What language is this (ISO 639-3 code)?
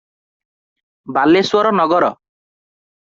ori